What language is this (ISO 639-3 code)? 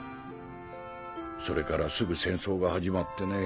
jpn